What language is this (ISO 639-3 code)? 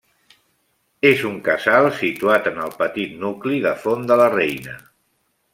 cat